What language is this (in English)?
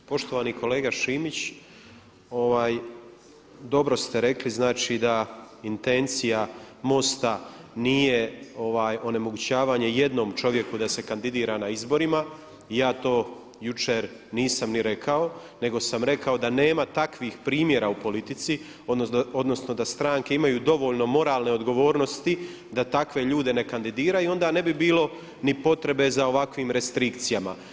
Croatian